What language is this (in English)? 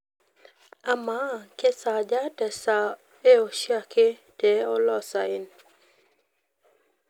Masai